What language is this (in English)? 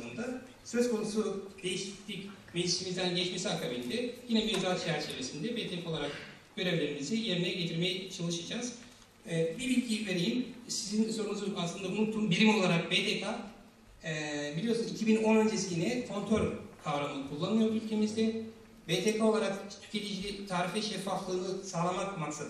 Turkish